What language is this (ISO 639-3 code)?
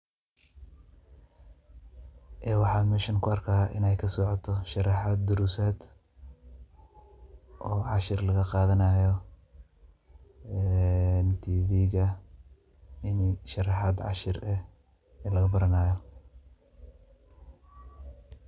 som